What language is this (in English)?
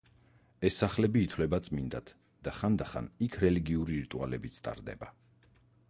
Georgian